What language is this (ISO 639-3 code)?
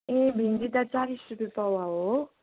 nep